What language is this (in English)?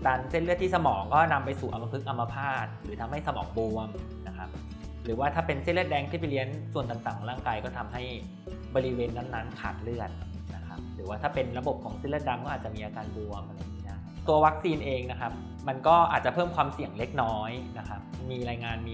Thai